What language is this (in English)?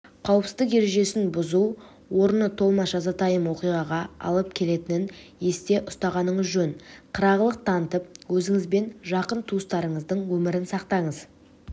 Kazakh